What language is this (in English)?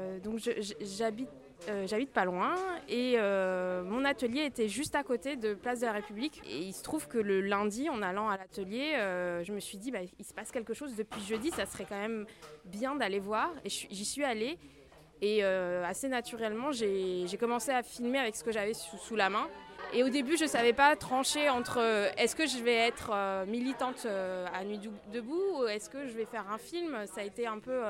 French